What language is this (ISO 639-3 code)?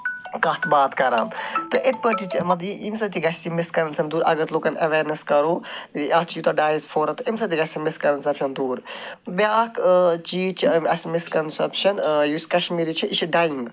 kas